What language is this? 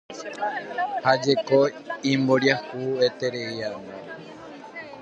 Guarani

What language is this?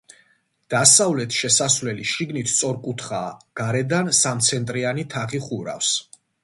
Georgian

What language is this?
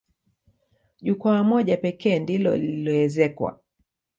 Swahili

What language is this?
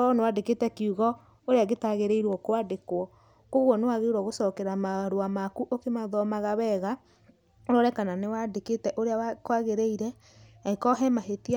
Kikuyu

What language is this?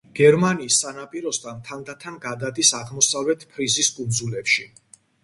Georgian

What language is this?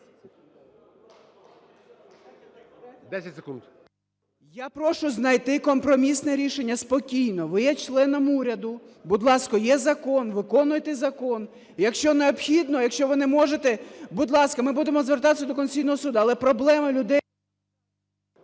Ukrainian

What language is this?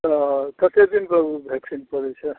Maithili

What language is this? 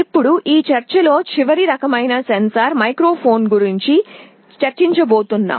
Telugu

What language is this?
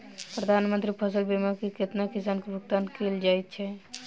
Maithili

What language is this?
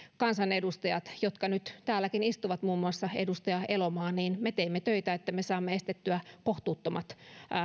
Finnish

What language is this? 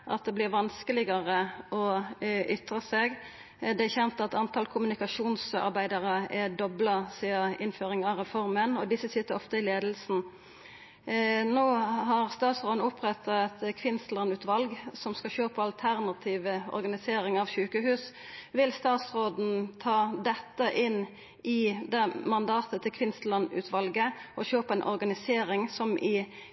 Norwegian Nynorsk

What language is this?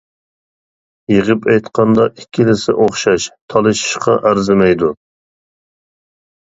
Uyghur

